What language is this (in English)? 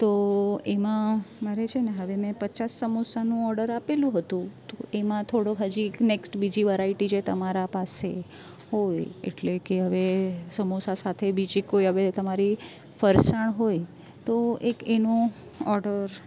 Gujarati